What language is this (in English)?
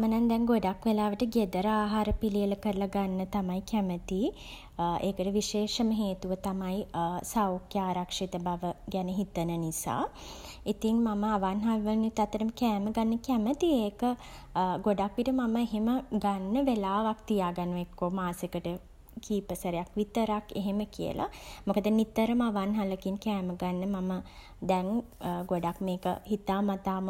Sinhala